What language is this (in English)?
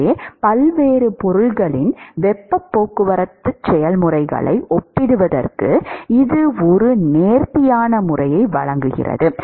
Tamil